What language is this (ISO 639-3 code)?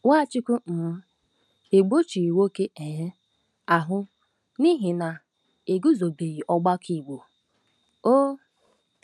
ibo